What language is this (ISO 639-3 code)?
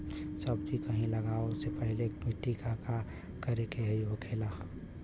bho